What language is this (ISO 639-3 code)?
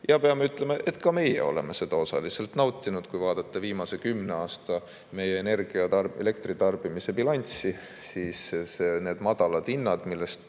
est